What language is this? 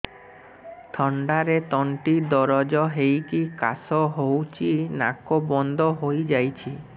Odia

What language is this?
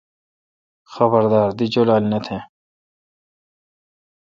Kalkoti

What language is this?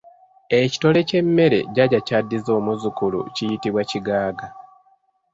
Ganda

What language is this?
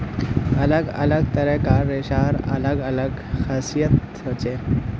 Magahi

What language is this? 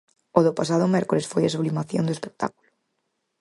Galician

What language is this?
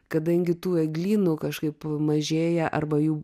Lithuanian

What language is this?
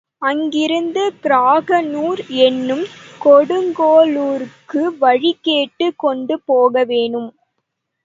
Tamil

